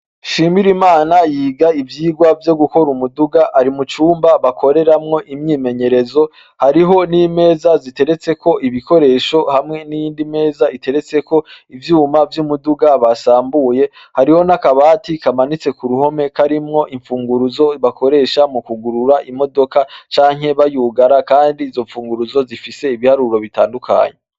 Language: Rundi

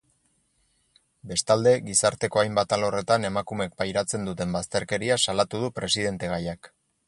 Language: Basque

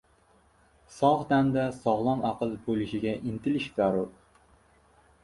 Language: Uzbek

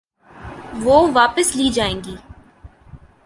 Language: Urdu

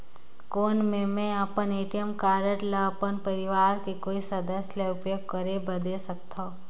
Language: Chhattisgarhi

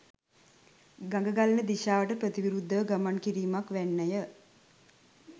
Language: Sinhala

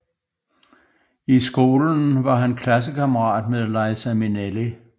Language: Danish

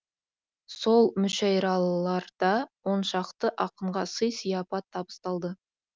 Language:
Kazakh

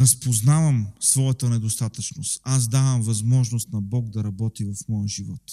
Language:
Bulgarian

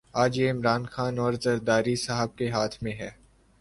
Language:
Urdu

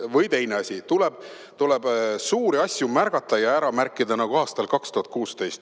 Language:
Estonian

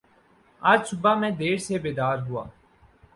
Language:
Urdu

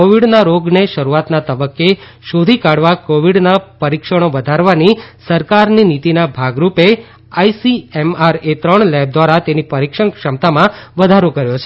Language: Gujarati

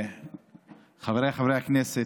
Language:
Hebrew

